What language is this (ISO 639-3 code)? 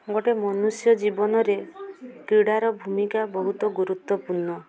ori